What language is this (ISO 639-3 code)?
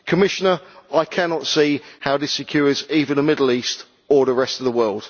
eng